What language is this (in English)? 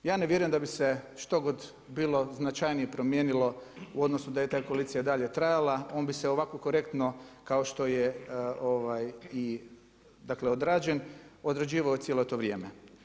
Croatian